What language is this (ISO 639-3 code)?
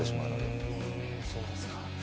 jpn